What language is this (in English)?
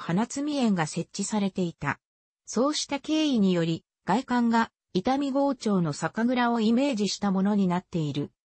Japanese